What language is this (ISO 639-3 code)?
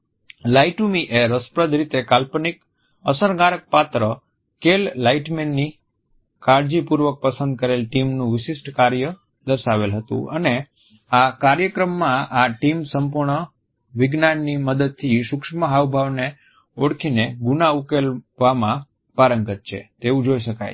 guj